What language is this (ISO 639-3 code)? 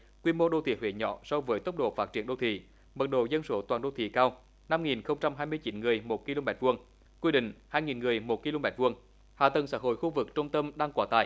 vie